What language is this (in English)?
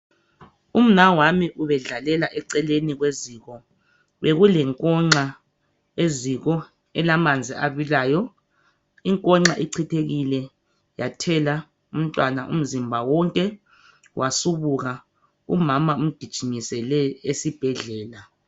North Ndebele